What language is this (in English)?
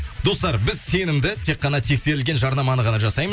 Kazakh